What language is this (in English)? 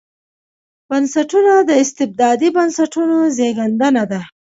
Pashto